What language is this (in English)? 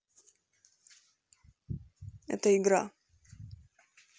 Russian